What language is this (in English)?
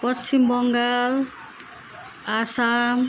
Nepali